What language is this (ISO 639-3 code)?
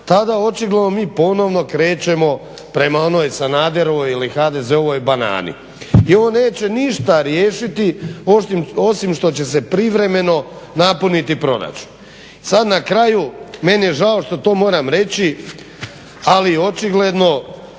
hrv